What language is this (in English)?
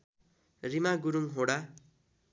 Nepali